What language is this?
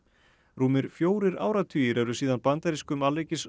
Icelandic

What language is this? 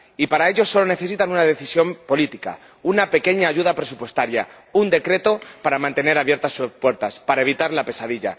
Spanish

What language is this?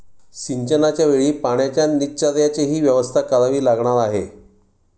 Marathi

